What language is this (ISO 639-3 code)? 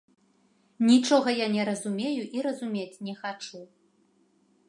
bel